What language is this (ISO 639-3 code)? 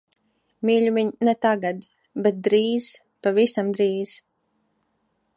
lav